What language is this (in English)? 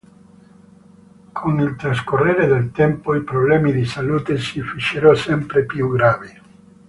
Italian